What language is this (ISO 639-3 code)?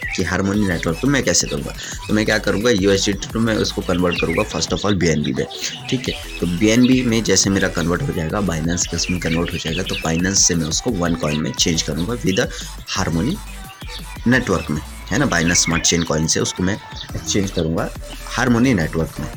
hin